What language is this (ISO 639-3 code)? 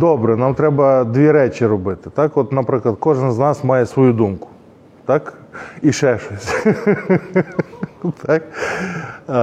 ukr